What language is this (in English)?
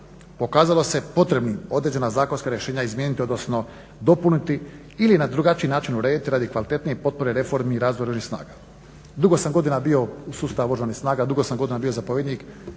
Croatian